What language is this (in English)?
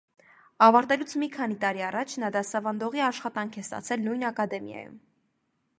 Armenian